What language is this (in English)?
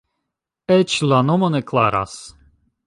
Esperanto